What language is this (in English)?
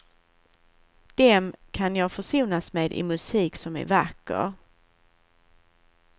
Swedish